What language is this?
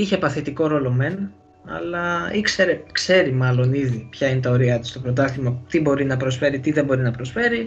Greek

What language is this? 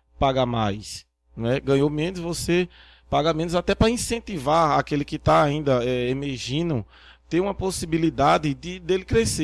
Portuguese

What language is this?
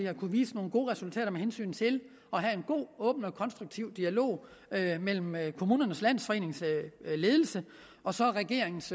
Danish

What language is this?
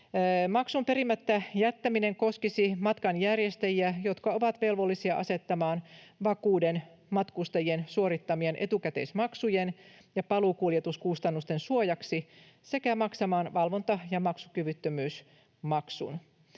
Finnish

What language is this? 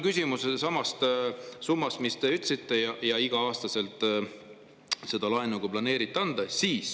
Estonian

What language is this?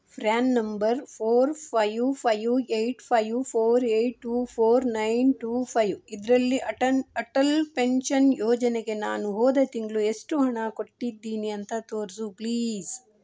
Kannada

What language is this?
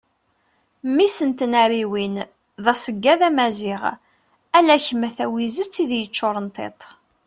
Kabyle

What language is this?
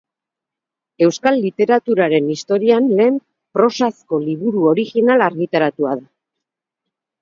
Basque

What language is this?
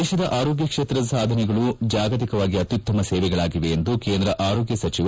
Kannada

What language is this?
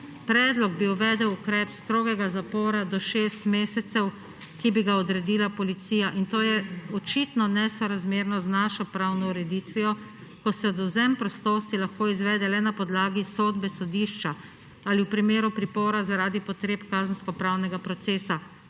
Slovenian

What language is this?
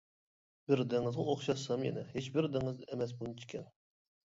Uyghur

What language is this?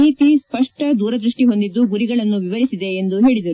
Kannada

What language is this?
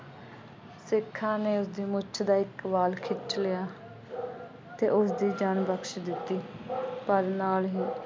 Punjabi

